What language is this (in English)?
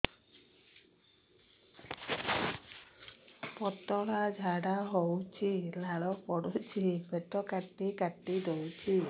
Odia